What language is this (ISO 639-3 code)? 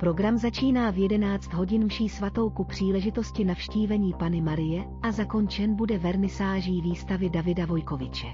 ces